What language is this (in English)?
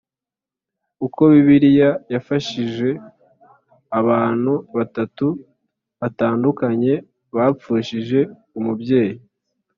Kinyarwanda